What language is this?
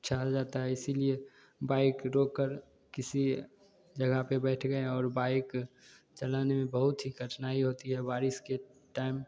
Hindi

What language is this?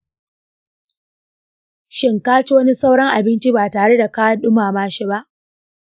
Hausa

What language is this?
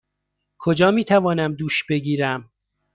Persian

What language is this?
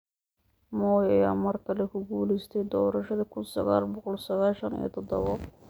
Somali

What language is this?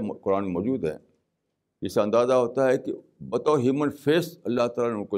Urdu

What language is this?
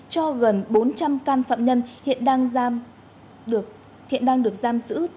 Vietnamese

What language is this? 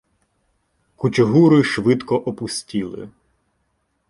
Ukrainian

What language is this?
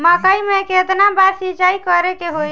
Bhojpuri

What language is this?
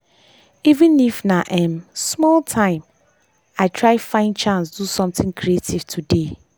Nigerian Pidgin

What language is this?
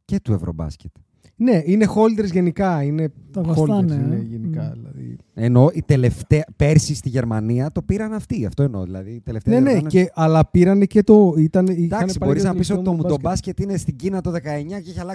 Greek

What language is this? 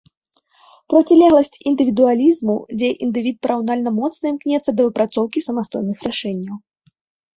Belarusian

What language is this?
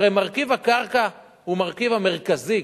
Hebrew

